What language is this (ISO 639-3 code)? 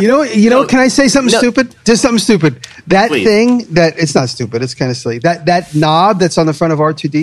eng